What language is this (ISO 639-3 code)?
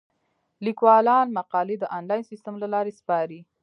pus